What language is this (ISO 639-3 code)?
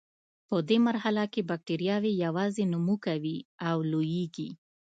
pus